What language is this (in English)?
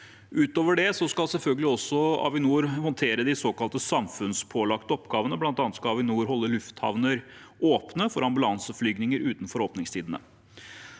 Norwegian